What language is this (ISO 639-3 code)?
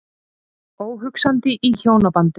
isl